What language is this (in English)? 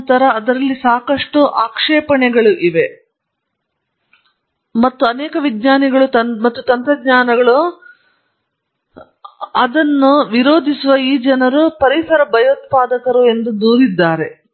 Kannada